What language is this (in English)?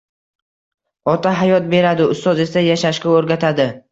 Uzbek